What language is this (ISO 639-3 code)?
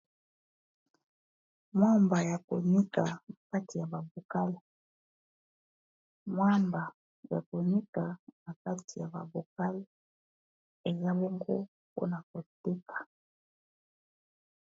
lin